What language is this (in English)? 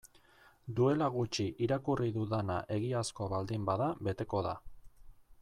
Basque